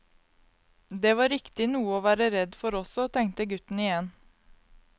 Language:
Norwegian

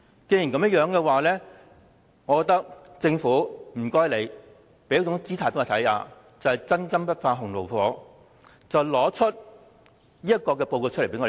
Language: Cantonese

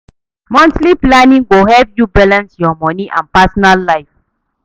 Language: Nigerian Pidgin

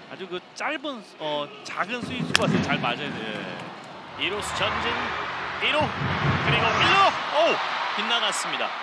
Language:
Korean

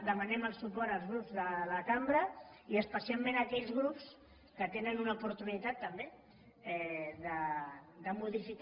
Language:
Catalan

